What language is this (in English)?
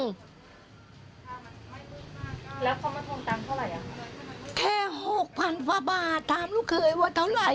Thai